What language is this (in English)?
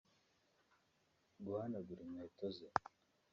Kinyarwanda